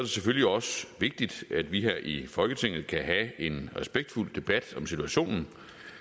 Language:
Danish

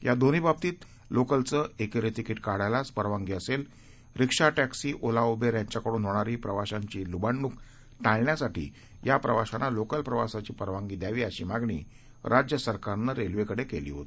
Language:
Marathi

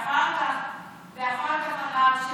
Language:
Hebrew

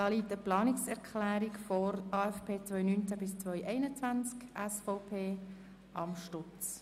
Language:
Swiss German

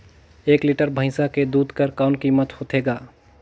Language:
Chhattisgarhi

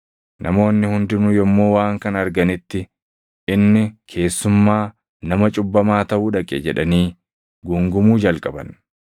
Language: Oromo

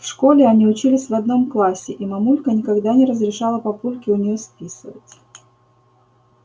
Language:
Russian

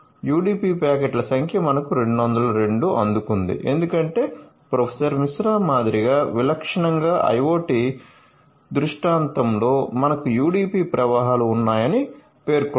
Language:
Telugu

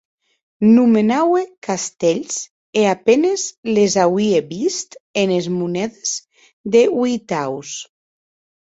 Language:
Occitan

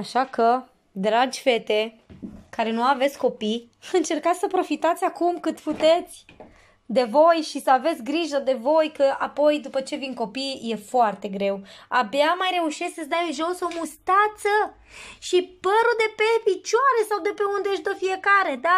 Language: Romanian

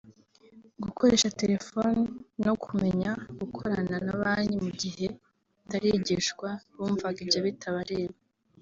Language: Kinyarwanda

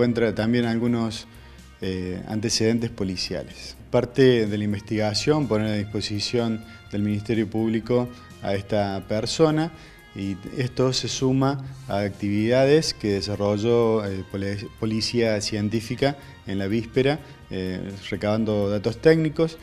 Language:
Spanish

